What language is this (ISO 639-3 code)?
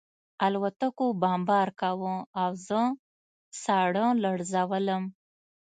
pus